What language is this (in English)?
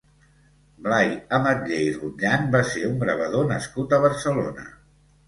Catalan